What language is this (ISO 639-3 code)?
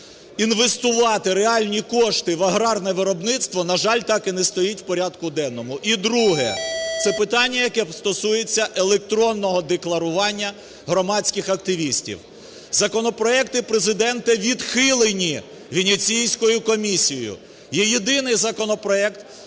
ukr